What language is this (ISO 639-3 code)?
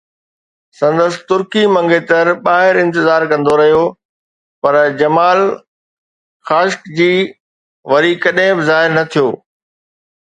snd